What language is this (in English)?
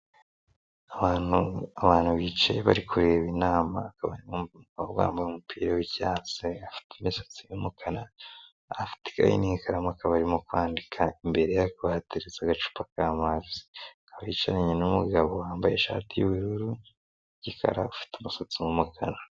Kinyarwanda